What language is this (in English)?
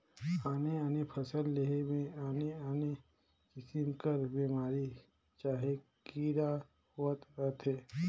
Chhattisgarhi